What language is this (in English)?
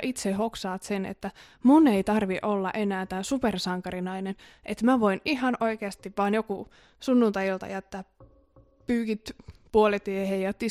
Finnish